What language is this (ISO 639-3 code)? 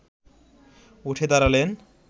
ben